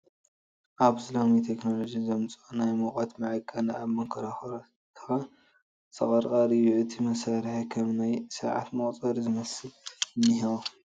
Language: Tigrinya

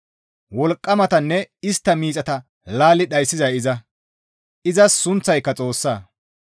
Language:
Gamo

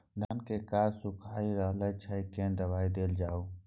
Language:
Maithili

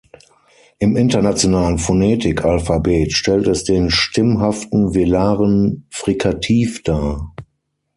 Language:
German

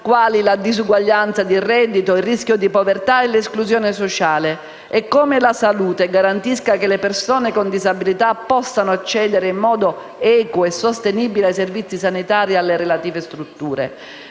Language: Italian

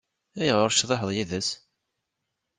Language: Kabyle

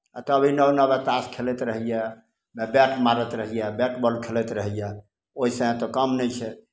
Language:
Maithili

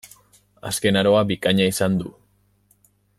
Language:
Basque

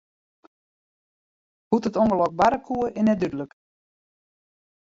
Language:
Western Frisian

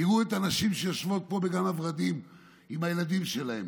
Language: Hebrew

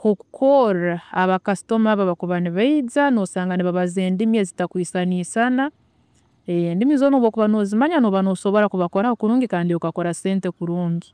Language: Tooro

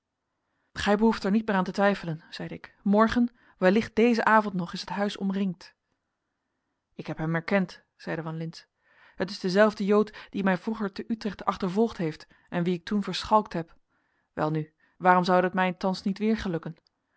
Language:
Dutch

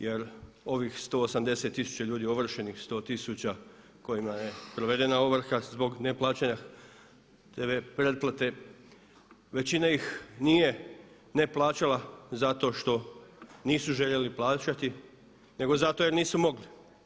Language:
Croatian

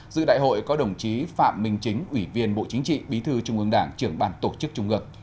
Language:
Vietnamese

